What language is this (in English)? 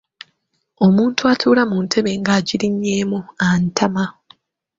Ganda